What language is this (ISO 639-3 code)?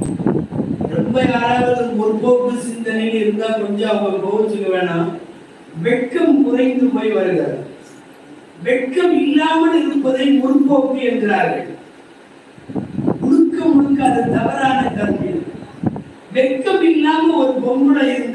ara